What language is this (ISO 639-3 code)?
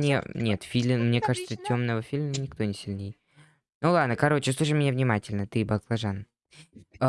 rus